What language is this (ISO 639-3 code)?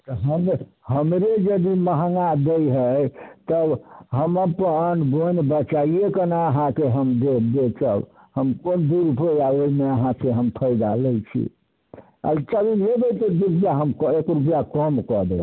mai